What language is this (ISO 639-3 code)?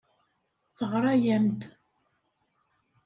kab